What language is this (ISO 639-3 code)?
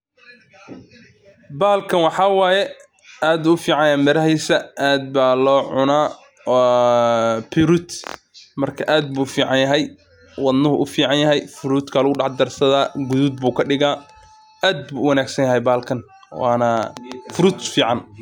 som